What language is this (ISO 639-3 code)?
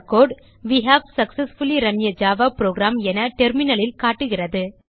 tam